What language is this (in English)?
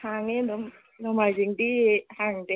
Manipuri